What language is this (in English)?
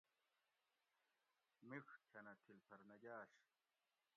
Gawri